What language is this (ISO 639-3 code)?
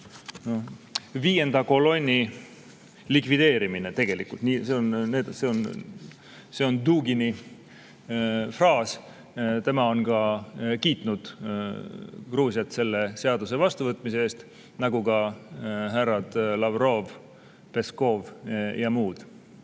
est